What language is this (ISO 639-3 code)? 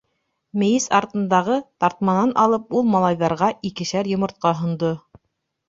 bak